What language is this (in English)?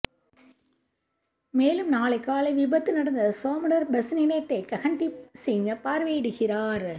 Tamil